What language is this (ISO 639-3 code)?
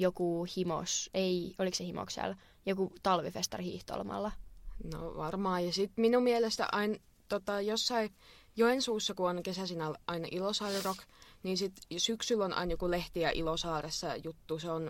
fin